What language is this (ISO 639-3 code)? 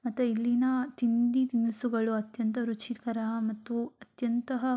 kan